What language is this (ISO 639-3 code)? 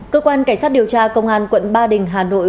vie